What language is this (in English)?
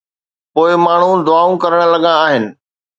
Sindhi